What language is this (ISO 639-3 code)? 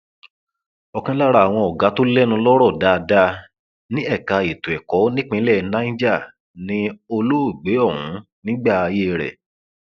yor